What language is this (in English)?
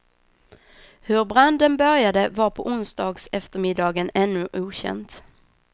Swedish